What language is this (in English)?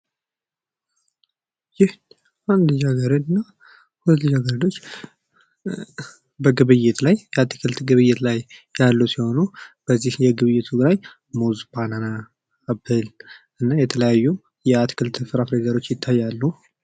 Amharic